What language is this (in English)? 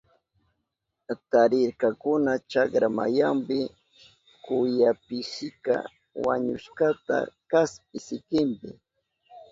Southern Pastaza Quechua